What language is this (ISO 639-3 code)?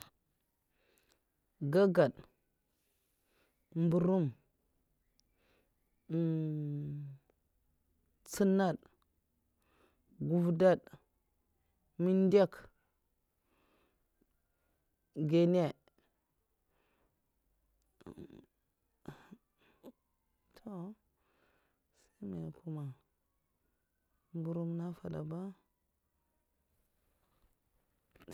maf